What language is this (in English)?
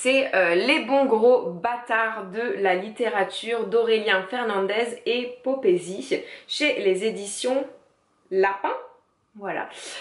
French